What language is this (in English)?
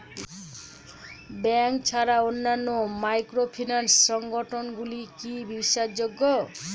Bangla